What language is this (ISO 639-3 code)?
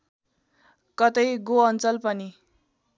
nep